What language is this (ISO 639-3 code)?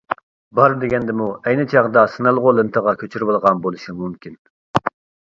uig